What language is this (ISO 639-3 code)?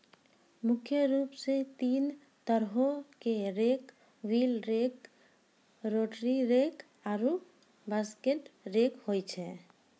mai